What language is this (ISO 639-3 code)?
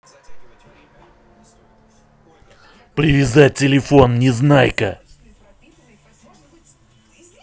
rus